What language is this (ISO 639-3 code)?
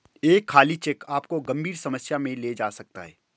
hin